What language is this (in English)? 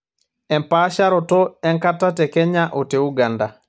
Masai